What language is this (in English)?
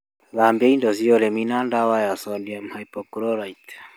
Kikuyu